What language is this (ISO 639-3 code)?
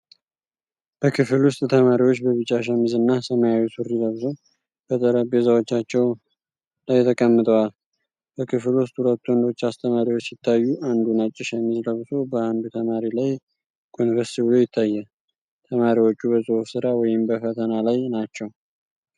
amh